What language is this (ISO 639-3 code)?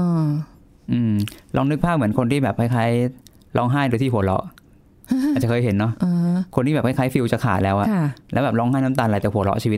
tha